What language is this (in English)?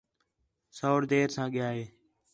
Khetrani